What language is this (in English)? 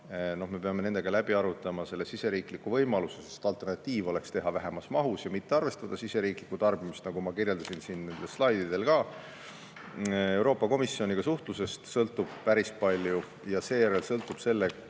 Estonian